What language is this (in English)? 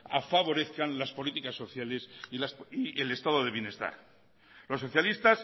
Spanish